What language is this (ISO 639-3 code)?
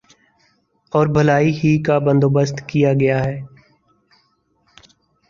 urd